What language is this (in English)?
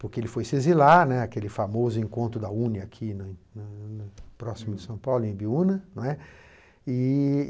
Portuguese